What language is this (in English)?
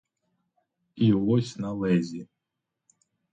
Ukrainian